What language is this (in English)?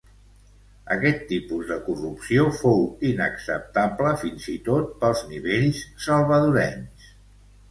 Catalan